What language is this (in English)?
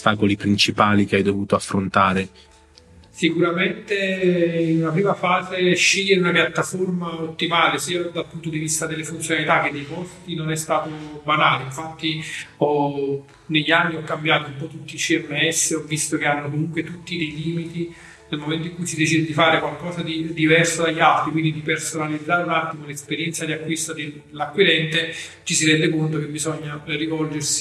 Italian